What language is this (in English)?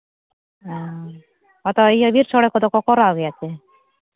Santali